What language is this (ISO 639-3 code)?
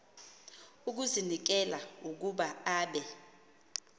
xho